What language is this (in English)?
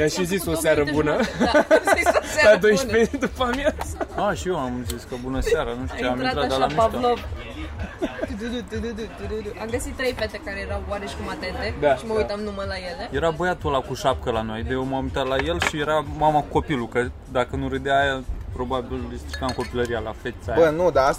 Romanian